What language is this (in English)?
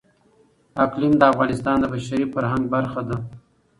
Pashto